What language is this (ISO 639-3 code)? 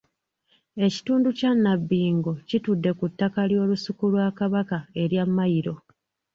lug